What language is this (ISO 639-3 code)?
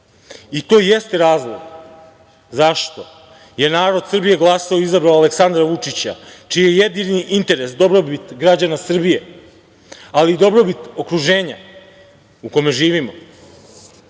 srp